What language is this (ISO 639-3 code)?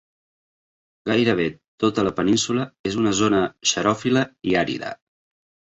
cat